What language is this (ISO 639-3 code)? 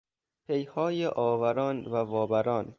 fas